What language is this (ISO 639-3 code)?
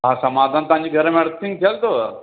snd